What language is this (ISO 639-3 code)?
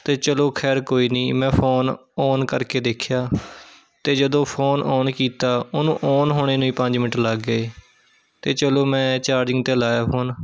pan